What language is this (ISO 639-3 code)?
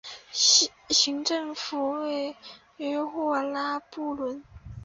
zho